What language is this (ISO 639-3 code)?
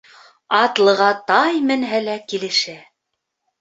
bak